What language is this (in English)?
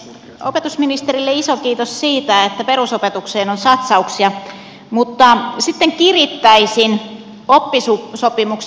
Finnish